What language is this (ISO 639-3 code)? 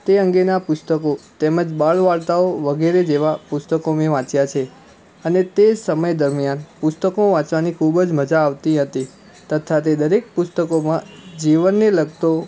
guj